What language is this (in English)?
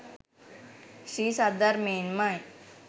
Sinhala